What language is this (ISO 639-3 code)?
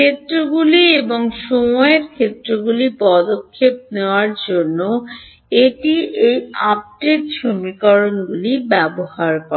ben